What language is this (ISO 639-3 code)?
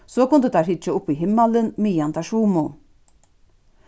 fao